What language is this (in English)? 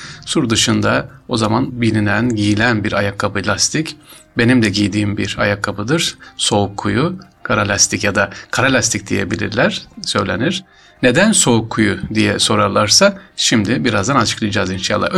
Turkish